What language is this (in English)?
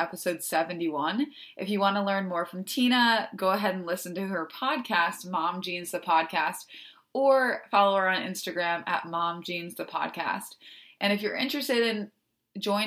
English